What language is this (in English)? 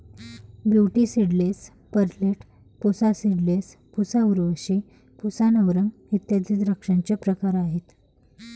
Marathi